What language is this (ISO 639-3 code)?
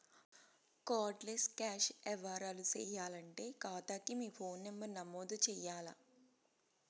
tel